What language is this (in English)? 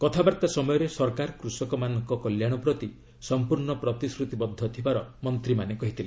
Odia